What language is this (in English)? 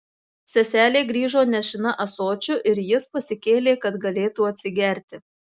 Lithuanian